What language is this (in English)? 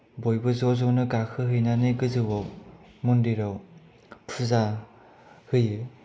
Bodo